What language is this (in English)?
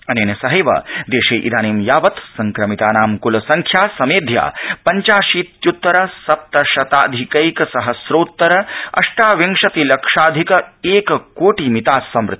Sanskrit